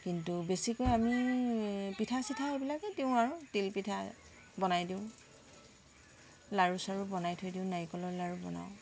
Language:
Assamese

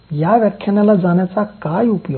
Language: Marathi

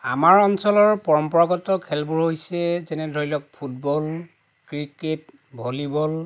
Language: Assamese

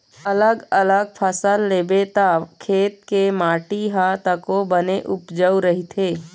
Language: Chhattisgarhi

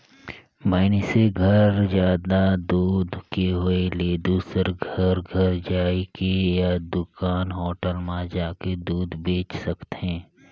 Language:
Chhattisgarhi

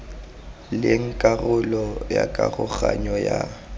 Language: Tswana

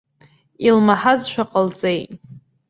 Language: Abkhazian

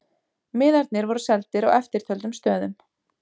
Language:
Icelandic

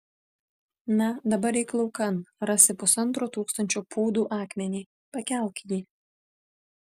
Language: Lithuanian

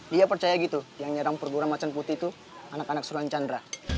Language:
Indonesian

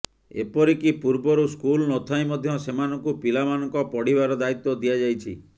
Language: Odia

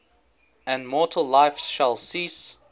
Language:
English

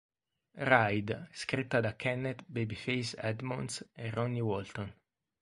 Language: Italian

